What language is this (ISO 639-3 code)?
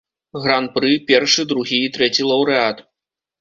bel